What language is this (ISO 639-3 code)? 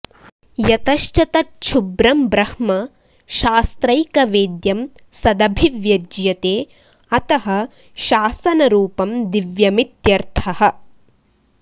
san